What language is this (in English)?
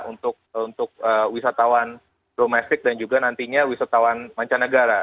Indonesian